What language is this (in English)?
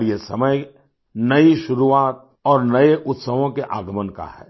Hindi